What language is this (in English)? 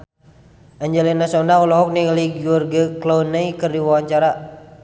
Sundanese